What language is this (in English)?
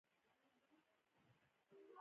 Pashto